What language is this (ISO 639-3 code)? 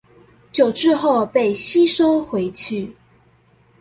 zho